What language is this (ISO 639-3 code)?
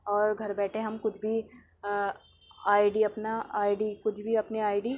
urd